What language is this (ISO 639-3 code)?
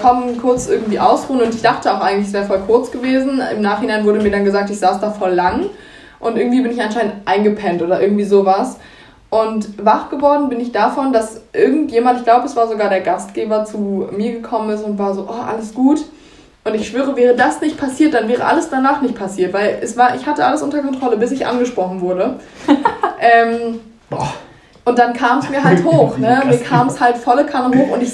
deu